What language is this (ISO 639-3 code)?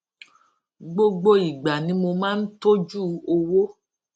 yor